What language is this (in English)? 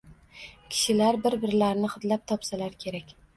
Uzbek